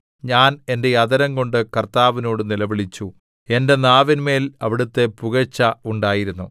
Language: Malayalam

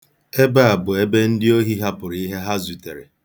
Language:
Igbo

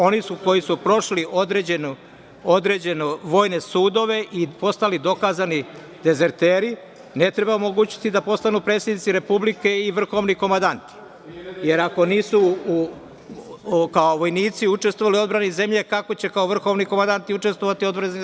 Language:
Serbian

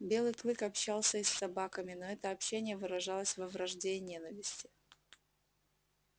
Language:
Russian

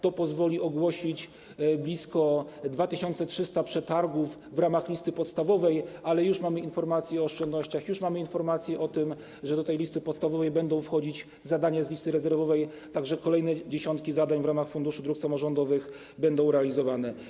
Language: Polish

